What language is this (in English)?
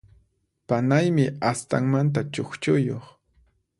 Puno Quechua